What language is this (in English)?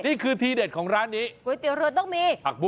Thai